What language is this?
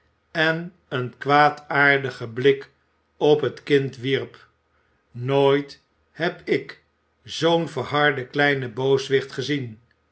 Dutch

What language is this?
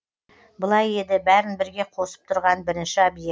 Kazakh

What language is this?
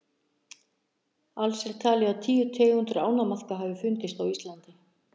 Icelandic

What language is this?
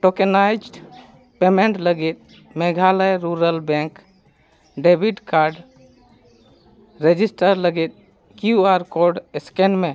Santali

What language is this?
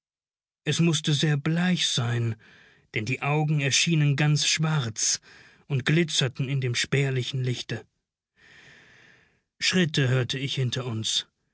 German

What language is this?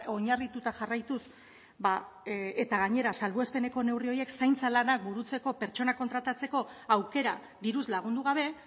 Basque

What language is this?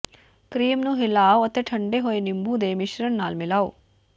Punjabi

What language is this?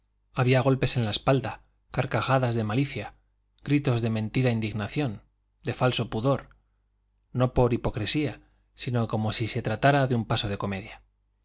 Spanish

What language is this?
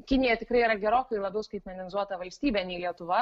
Lithuanian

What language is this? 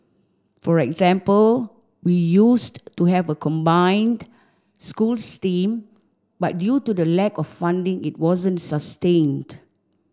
English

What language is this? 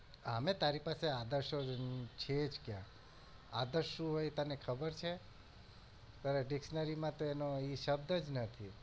Gujarati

